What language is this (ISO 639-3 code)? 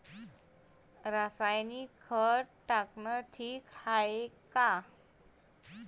mar